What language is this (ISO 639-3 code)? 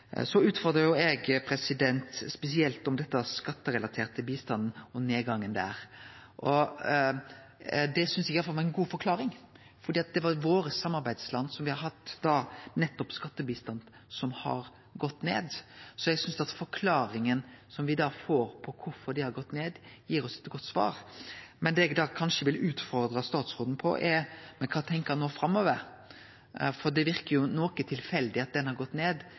nno